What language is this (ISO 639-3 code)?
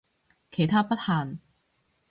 yue